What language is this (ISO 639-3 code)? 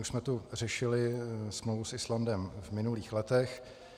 ces